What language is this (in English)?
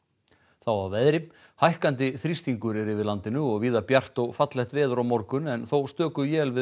Icelandic